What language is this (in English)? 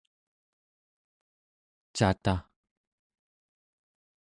Central Yupik